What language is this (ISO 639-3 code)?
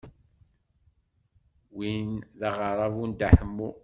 kab